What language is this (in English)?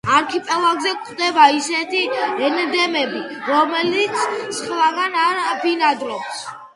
Georgian